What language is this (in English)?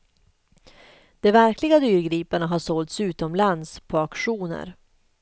Swedish